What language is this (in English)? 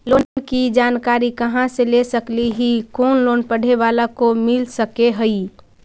Magahi